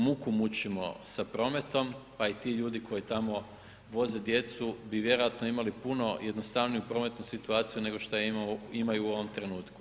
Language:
Croatian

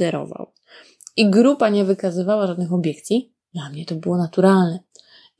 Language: Polish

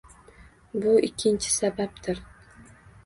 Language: Uzbek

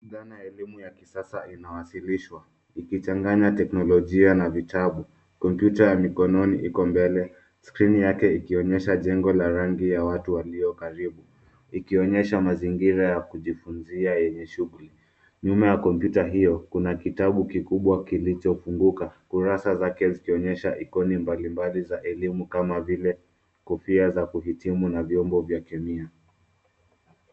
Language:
Swahili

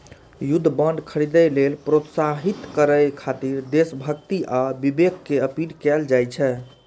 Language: Maithili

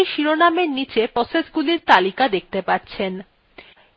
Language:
Bangla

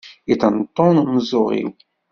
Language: Kabyle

